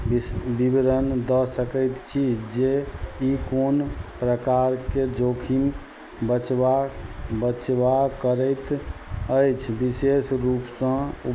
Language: Maithili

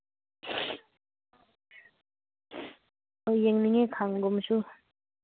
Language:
Manipuri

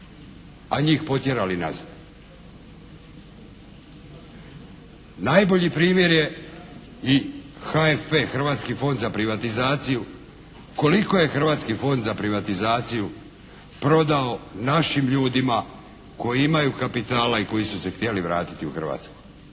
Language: Croatian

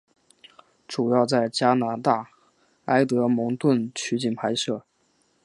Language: Chinese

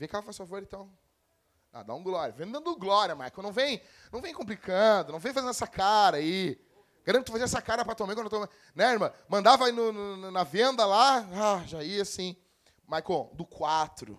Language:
Portuguese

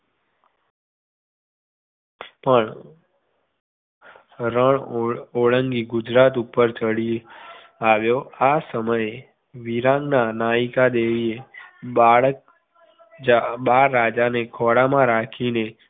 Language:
Gujarati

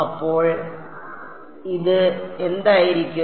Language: Malayalam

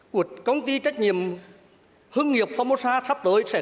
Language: Vietnamese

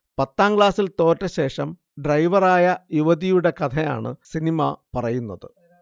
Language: Malayalam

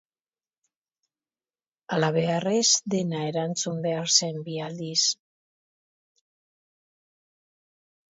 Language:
Basque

